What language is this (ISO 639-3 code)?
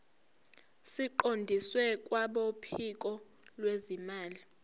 zul